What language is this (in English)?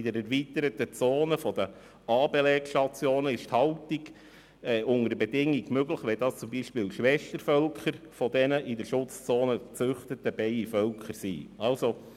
Swiss German